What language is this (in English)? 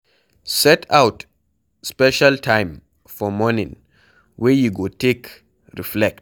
Nigerian Pidgin